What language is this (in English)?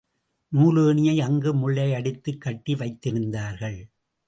Tamil